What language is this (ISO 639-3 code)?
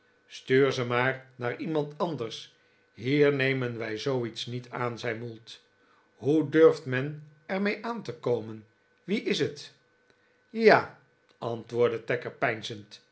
nld